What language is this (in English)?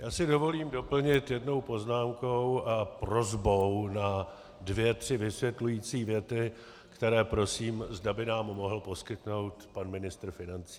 Czech